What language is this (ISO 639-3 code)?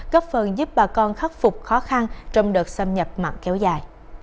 vie